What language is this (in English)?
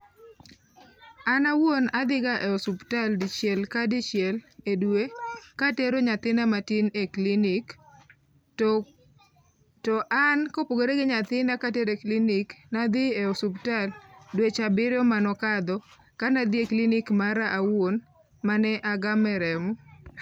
Luo (Kenya and Tanzania)